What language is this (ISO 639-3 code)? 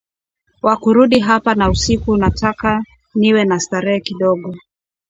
swa